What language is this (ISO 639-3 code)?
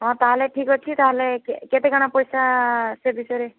ori